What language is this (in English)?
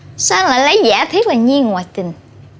Vietnamese